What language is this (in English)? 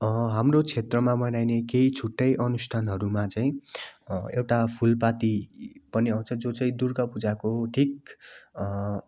Nepali